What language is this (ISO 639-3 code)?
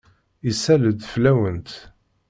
kab